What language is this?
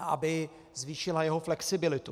Czech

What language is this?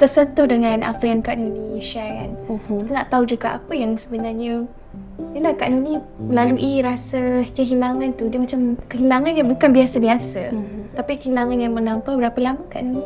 Malay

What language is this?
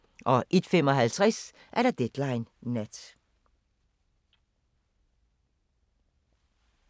Danish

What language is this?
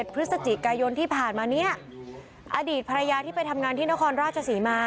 Thai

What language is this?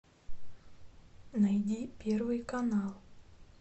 Russian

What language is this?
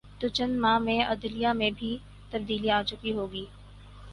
Urdu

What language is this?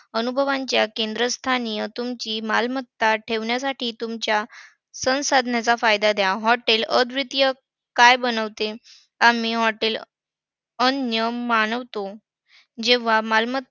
Marathi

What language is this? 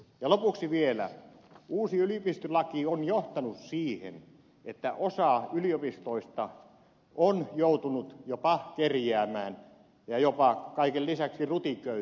Finnish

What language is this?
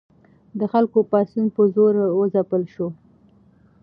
Pashto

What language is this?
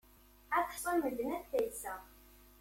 Kabyle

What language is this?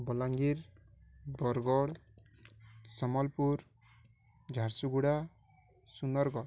Odia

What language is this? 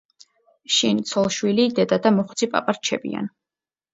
Georgian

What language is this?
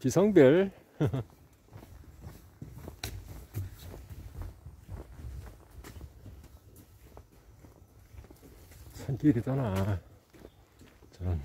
Korean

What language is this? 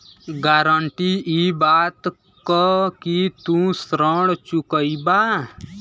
Bhojpuri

